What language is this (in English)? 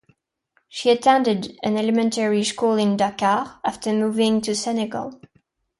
English